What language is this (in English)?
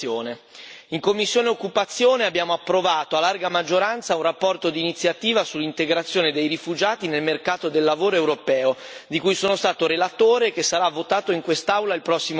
Italian